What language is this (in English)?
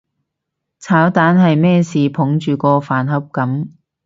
Cantonese